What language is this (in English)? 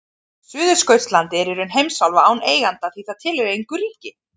Icelandic